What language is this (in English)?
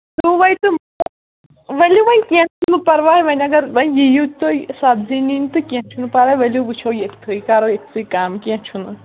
Kashmiri